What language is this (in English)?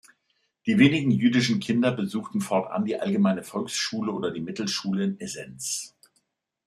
German